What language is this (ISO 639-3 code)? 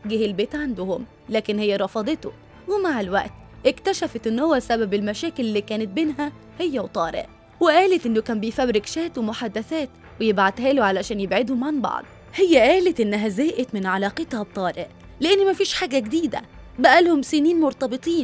ara